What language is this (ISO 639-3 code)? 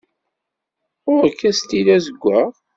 kab